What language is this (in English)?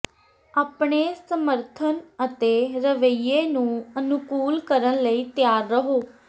Punjabi